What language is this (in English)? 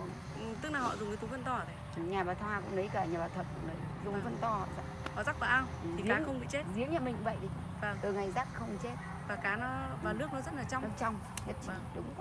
Vietnamese